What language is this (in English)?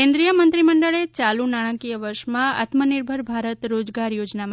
Gujarati